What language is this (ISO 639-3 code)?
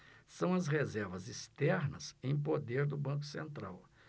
por